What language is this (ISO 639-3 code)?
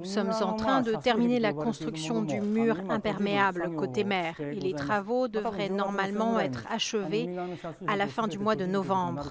fra